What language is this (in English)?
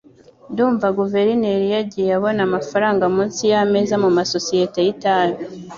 Kinyarwanda